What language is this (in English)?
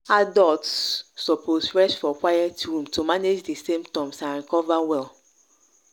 Nigerian Pidgin